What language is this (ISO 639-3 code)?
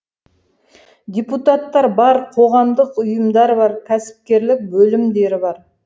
kaz